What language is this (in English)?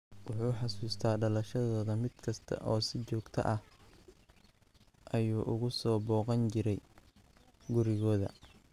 Somali